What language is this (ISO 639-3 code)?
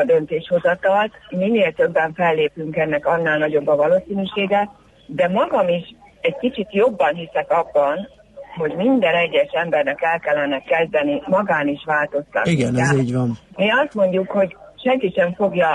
hun